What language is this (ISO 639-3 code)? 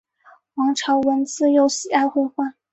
zho